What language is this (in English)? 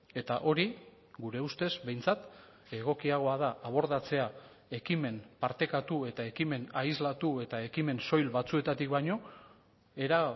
Basque